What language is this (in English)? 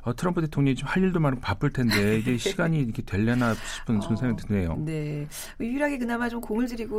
Korean